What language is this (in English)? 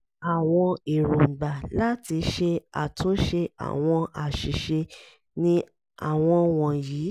Yoruba